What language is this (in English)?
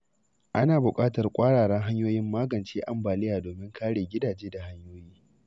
Hausa